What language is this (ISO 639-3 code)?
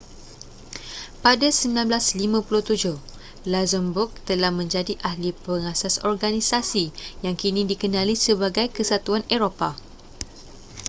msa